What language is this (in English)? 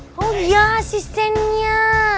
Indonesian